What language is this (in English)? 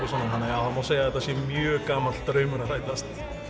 Icelandic